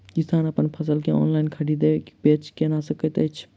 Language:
Maithili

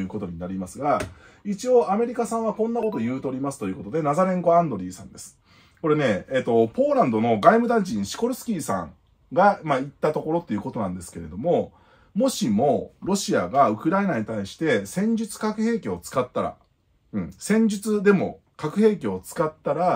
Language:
Japanese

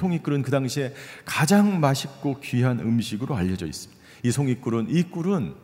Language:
Korean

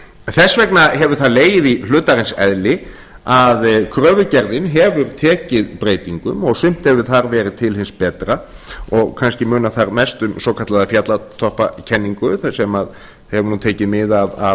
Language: Icelandic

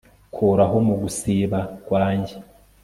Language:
Kinyarwanda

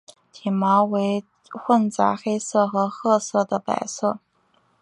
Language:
Chinese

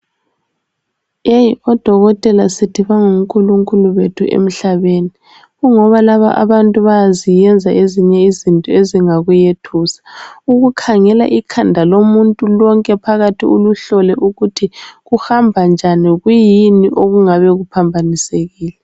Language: North Ndebele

